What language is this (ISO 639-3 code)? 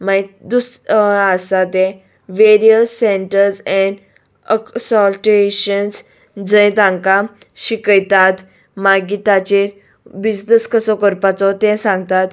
kok